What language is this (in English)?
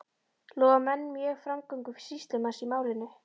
Icelandic